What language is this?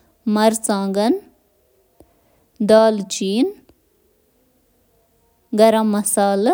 Kashmiri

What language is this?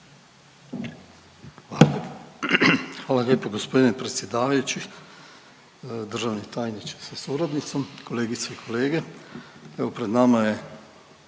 Croatian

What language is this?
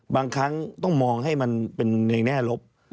Thai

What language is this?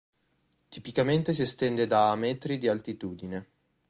Italian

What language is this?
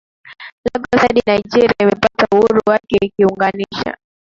Swahili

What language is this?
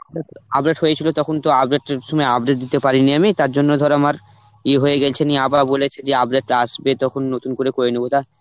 Bangla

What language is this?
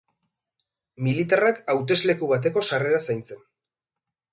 Basque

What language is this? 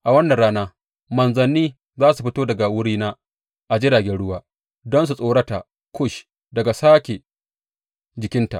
Hausa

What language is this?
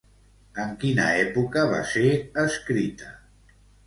Catalan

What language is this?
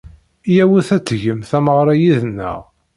Kabyle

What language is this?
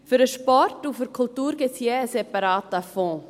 Swiss German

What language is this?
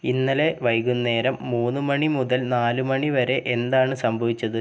Malayalam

